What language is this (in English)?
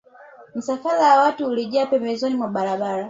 Swahili